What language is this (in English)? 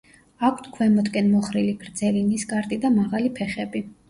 Georgian